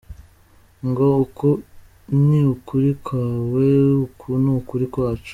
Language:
Kinyarwanda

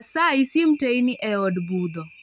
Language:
Luo (Kenya and Tanzania)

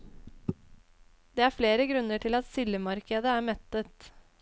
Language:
Norwegian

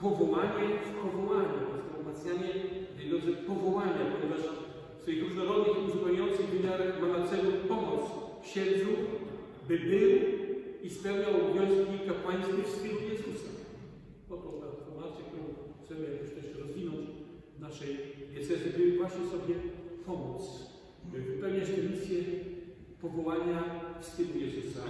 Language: Polish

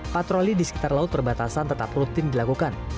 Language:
Indonesian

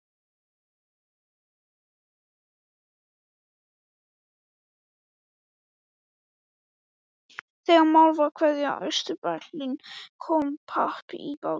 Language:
Icelandic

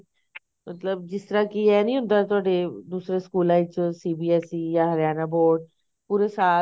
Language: Punjabi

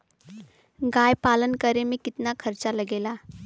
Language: Bhojpuri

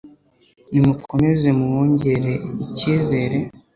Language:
Kinyarwanda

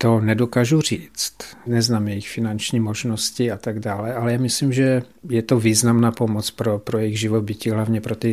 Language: Czech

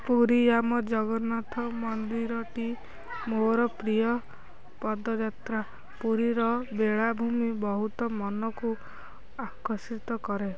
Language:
Odia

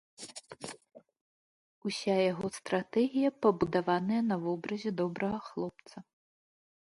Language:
Belarusian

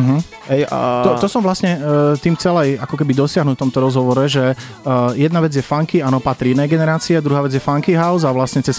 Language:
Slovak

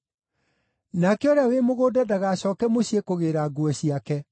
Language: Kikuyu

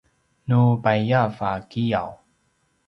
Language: Paiwan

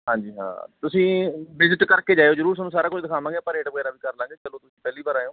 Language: Punjabi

